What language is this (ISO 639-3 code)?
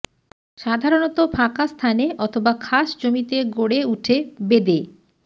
ben